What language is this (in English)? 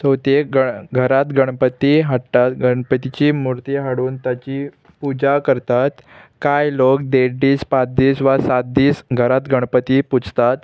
Konkani